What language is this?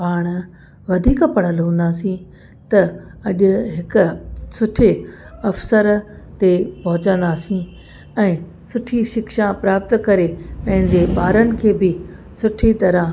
Sindhi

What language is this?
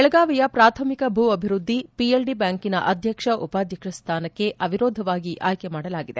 Kannada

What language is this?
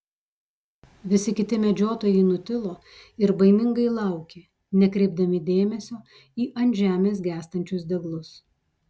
Lithuanian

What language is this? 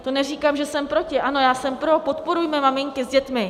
Czech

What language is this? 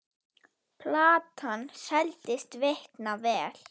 Icelandic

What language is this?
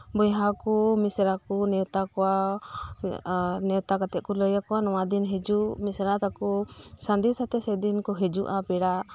Santali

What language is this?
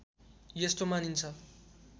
Nepali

